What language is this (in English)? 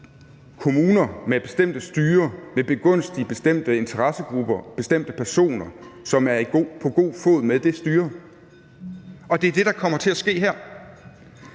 Danish